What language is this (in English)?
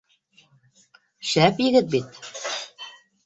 Bashkir